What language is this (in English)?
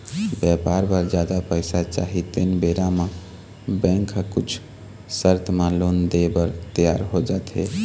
Chhattisgarhi